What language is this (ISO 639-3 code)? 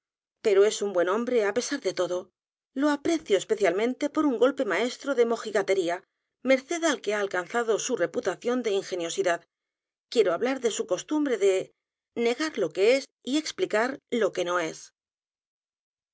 spa